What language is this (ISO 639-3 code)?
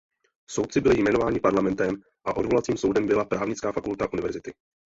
ces